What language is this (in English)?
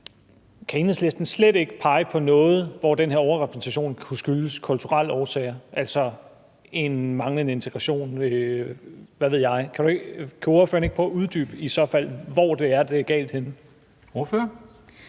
Danish